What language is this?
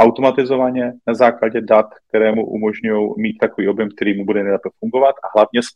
Czech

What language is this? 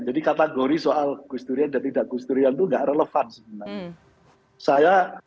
Indonesian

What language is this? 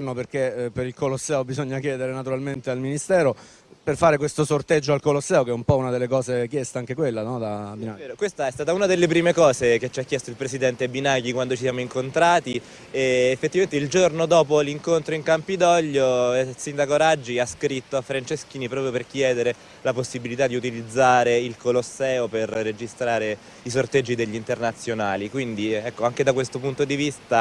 Italian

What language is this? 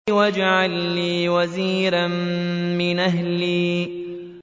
Arabic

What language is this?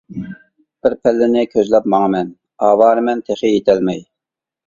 Uyghur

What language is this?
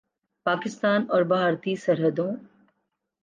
Urdu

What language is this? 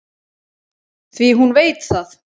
Icelandic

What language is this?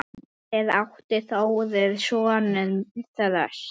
Icelandic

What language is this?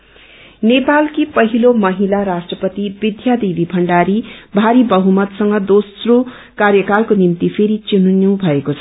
Nepali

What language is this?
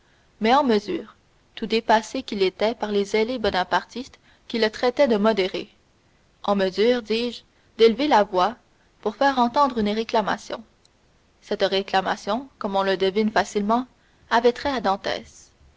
French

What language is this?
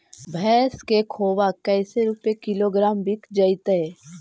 Magahi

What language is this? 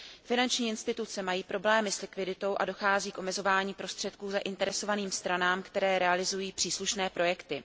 Czech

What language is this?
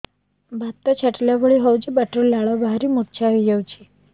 Odia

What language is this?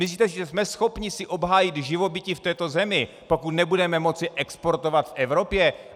Czech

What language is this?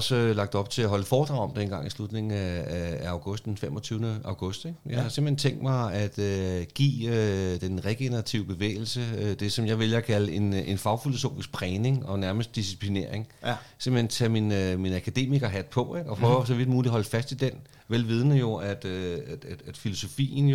Danish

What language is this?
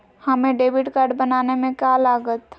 Magahi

